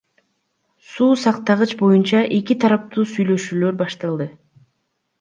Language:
Kyrgyz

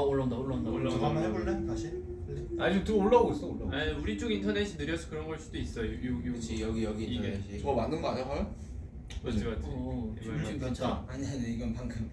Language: Korean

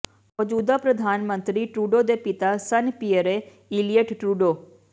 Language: Punjabi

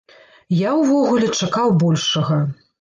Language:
Belarusian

